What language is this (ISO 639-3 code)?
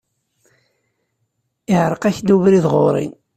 kab